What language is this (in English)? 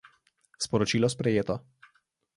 Slovenian